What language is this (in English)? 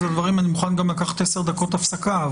Hebrew